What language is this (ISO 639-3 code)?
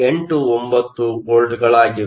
kan